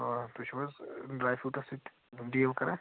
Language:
Kashmiri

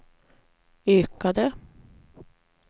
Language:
Swedish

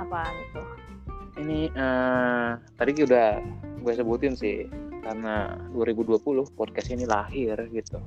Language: Indonesian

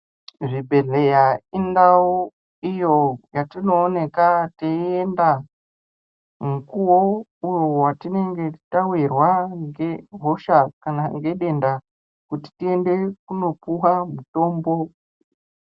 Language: Ndau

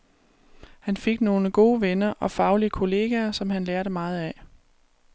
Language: Danish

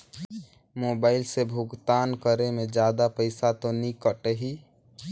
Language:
Chhattisgarhi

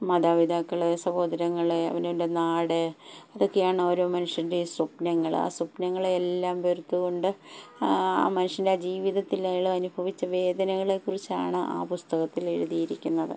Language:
Malayalam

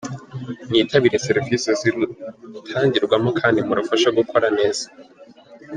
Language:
Kinyarwanda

